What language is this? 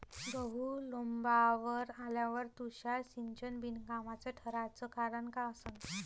Marathi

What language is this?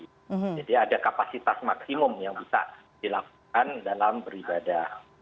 Indonesian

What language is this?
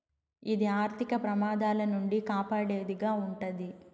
Telugu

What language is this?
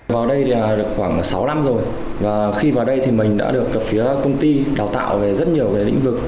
Vietnamese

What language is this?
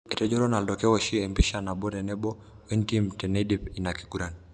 Masai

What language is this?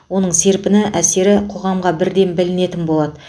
Kazakh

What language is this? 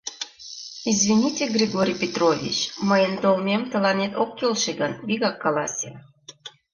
Mari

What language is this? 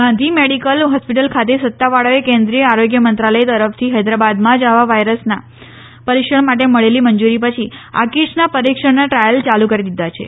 Gujarati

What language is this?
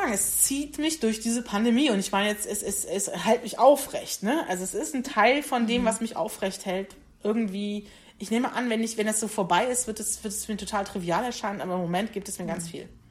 German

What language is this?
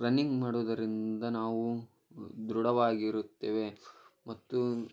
Kannada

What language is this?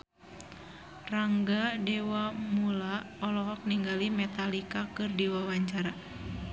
Sundanese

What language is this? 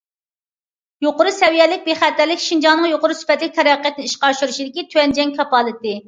Uyghur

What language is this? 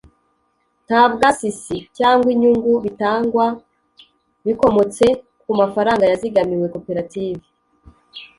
Kinyarwanda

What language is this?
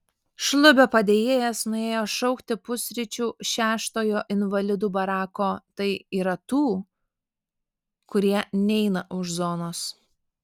Lithuanian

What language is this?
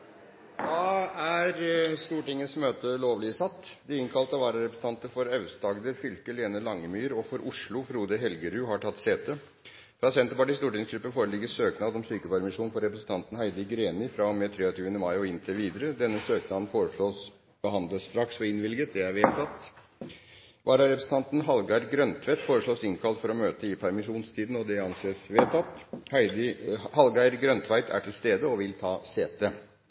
Norwegian Bokmål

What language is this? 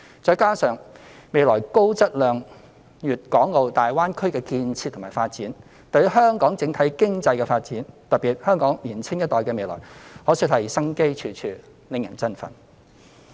Cantonese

